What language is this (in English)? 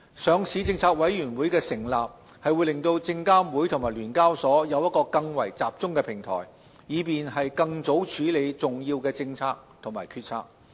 Cantonese